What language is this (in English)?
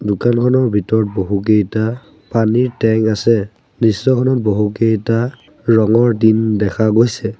Assamese